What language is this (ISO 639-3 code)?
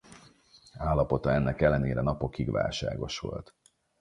hun